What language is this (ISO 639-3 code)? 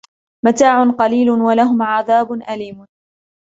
ara